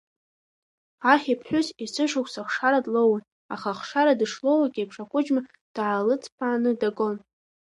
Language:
Abkhazian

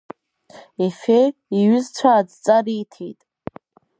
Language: Abkhazian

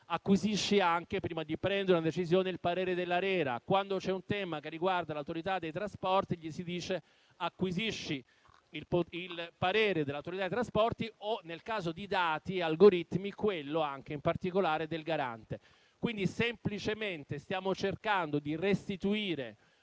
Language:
Italian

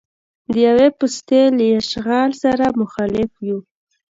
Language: Pashto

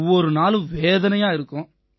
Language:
Tamil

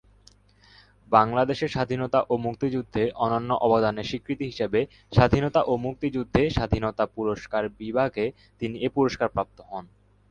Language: Bangla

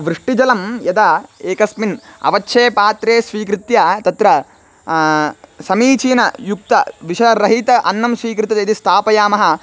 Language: Sanskrit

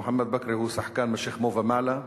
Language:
Hebrew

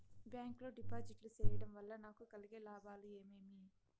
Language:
Telugu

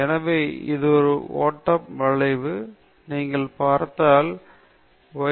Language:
Tamil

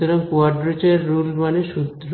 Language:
Bangla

